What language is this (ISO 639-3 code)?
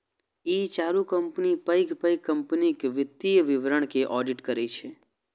mai